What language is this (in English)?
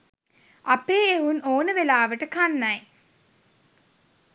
Sinhala